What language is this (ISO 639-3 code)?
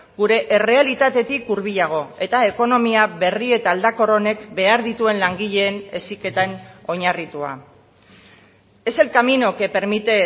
eus